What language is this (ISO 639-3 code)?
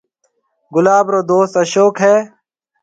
mve